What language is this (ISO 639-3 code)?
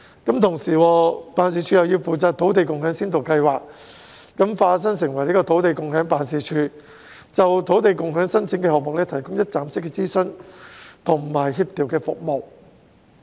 yue